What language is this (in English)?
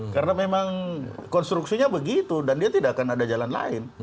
Indonesian